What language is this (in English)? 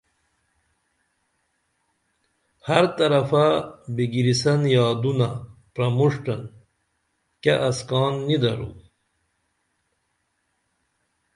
Dameli